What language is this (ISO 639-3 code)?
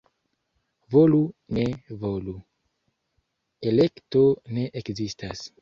epo